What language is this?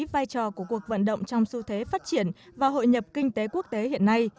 Vietnamese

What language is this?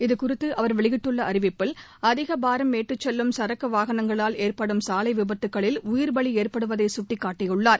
Tamil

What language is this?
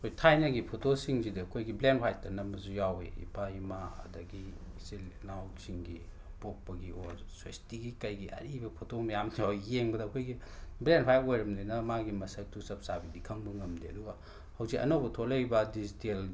Manipuri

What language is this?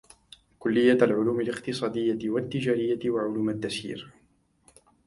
Arabic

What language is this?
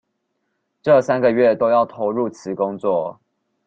Chinese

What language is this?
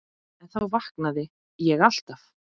Icelandic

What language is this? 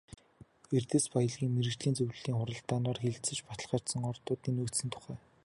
Mongolian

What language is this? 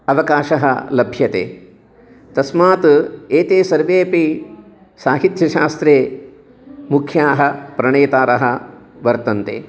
Sanskrit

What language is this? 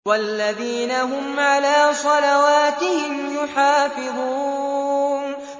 Arabic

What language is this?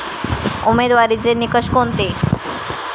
Marathi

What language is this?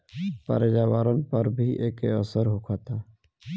Bhojpuri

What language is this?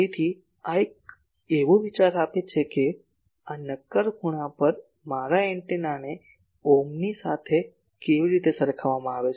Gujarati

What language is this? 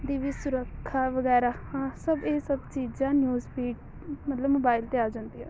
Punjabi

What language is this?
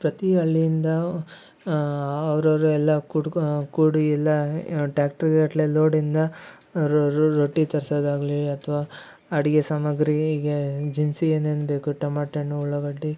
Kannada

